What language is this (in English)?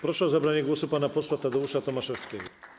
Polish